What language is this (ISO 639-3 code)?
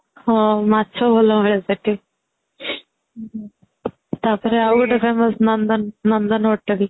ori